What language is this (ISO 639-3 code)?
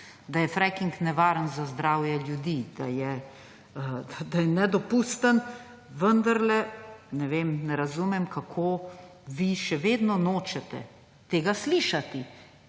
slv